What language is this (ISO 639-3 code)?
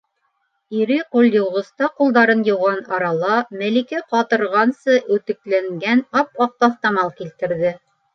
bak